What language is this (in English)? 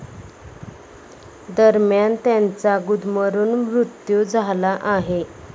Marathi